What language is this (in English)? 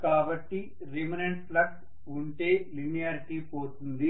Telugu